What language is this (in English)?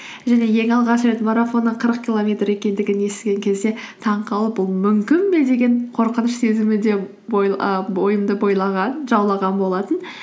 Kazakh